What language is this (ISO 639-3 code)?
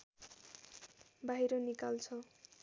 nep